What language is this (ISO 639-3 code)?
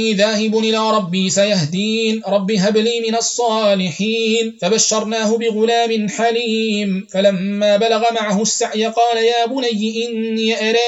ara